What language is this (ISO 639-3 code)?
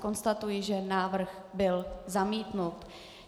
ces